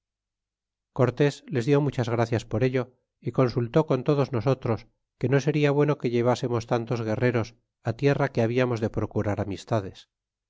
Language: Spanish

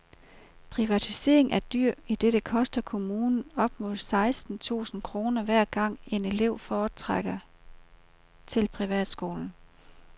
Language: Danish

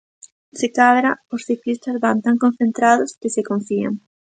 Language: Galician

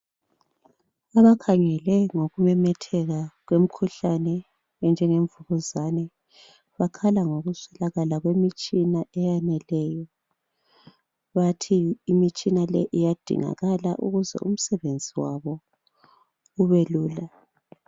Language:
North Ndebele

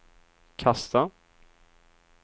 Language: Swedish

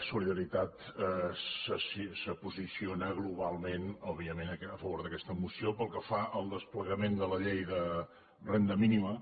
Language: Catalan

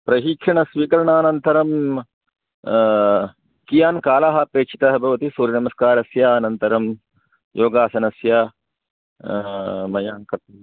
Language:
Sanskrit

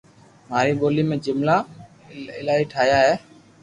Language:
Loarki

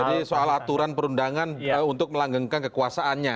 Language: Indonesian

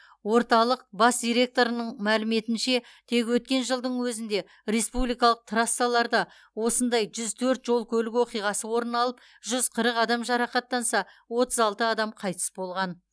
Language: Kazakh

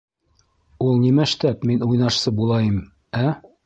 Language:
Bashkir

